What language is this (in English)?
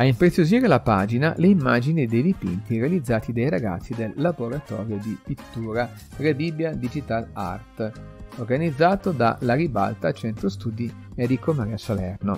Italian